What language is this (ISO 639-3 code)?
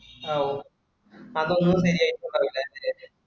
mal